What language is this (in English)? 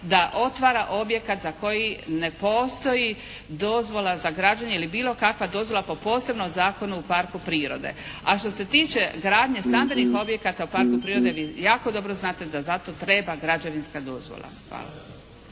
Croatian